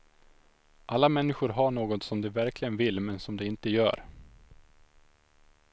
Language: Swedish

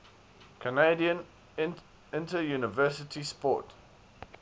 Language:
English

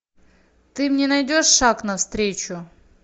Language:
Russian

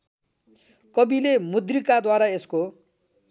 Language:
Nepali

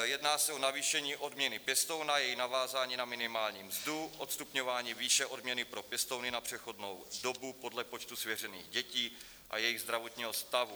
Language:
Czech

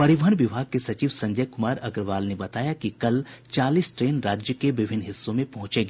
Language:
Hindi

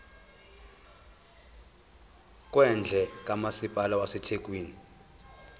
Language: Zulu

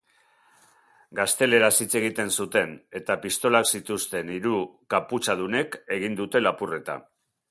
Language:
Basque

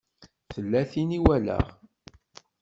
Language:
Kabyle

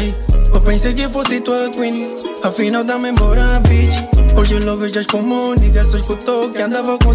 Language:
Romanian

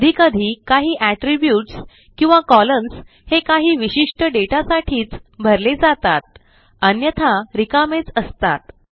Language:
Marathi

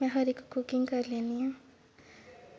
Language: Dogri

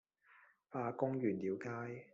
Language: Cantonese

